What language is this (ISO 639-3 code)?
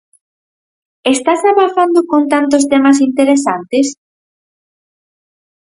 glg